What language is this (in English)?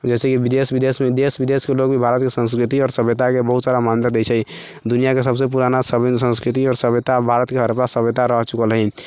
Maithili